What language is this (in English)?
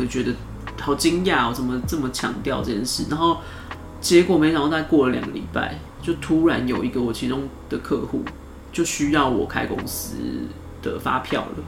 Chinese